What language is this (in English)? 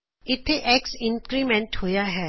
Punjabi